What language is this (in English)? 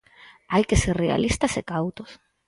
Galician